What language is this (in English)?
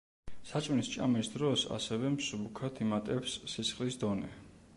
Georgian